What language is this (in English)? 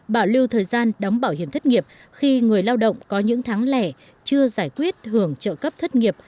Vietnamese